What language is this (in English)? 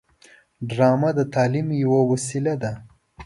Pashto